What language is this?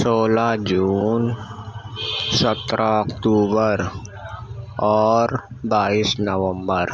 Urdu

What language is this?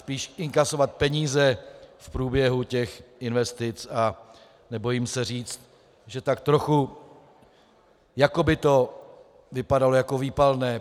Czech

